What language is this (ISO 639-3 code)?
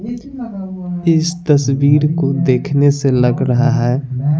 hin